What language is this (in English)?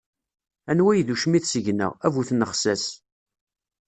Kabyle